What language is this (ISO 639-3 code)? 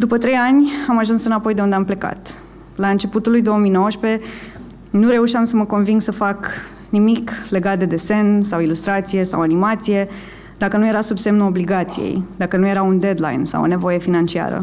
ron